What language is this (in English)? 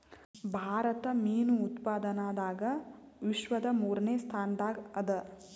Kannada